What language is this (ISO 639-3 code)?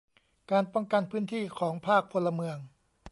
tha